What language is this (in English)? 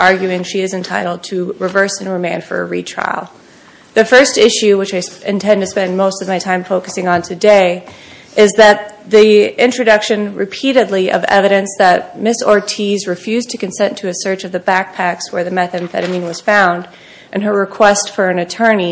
English